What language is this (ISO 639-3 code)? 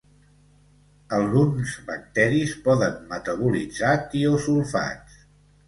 cat